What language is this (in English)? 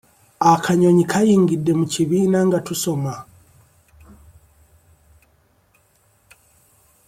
Ganda